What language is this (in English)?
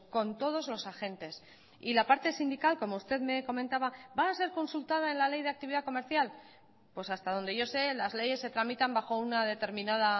Spanish